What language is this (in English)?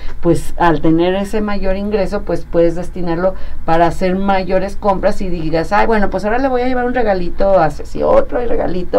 Spanish